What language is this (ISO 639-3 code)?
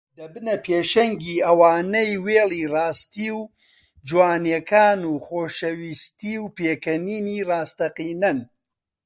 ckb